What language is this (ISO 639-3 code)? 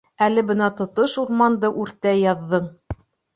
bak